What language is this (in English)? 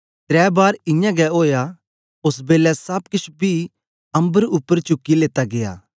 Dogri